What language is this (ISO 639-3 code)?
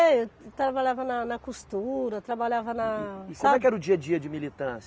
por